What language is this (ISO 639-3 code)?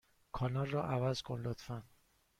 fas